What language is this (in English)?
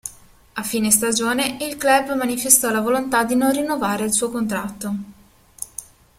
Italian